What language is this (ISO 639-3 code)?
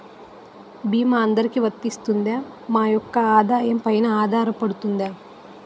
tel